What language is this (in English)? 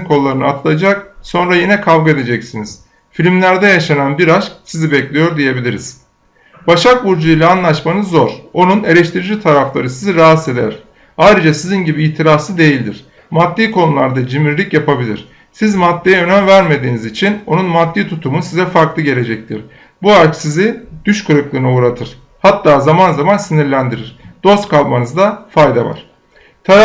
Turkish